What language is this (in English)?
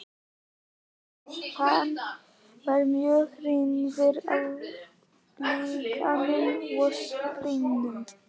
Icelandic